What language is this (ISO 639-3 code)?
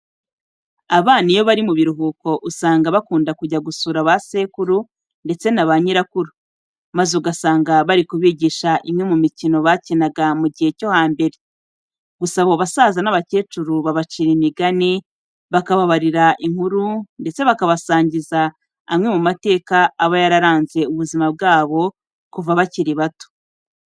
kin